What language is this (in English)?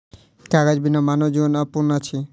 Maithili